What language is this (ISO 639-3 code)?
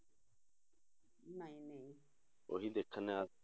pan